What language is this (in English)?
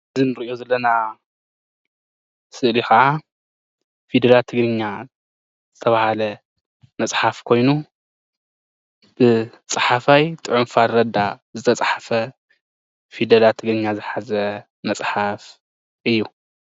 Tigrinya